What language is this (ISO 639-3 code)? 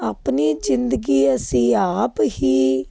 pan